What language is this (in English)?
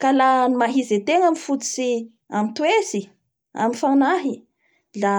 Bara Malagasy